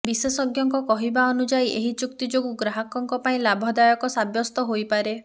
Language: Odia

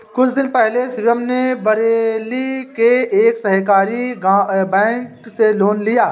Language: Hindi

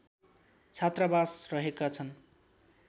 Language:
Nepali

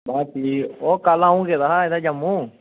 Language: Dogri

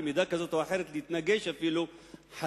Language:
Hebrew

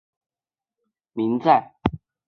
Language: Chinese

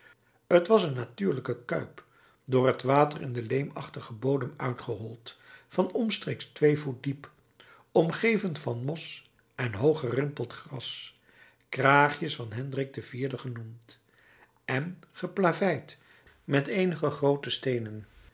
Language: Dutch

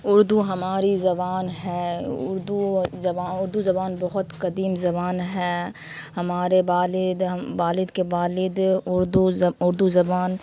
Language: Urdu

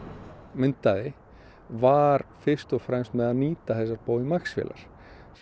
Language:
Icelandic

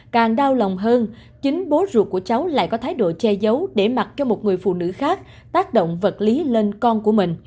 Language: Vietnamese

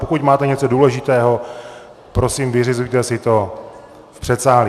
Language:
Czech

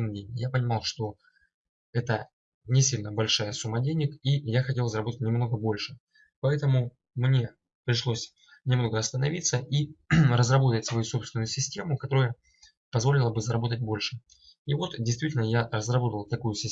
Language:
Russian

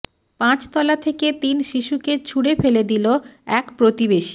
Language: Bangla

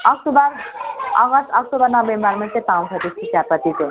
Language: Nepali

